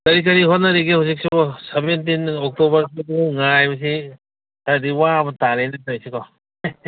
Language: Manipuri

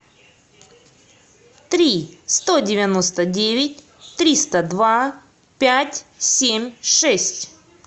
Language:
Russian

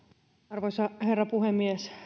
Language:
Finnish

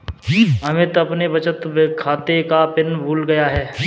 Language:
Hindi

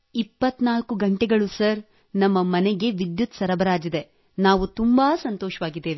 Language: Kannada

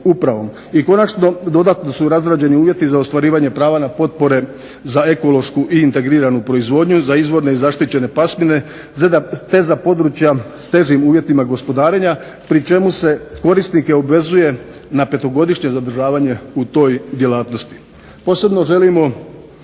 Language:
Croatian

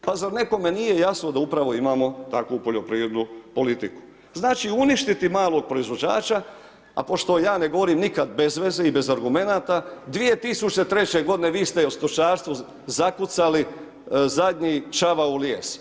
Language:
Croatian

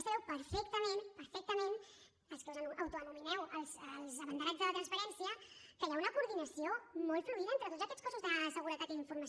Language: Catalan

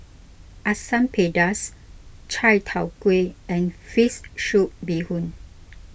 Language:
English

